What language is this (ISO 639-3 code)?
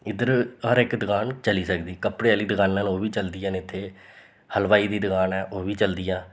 doi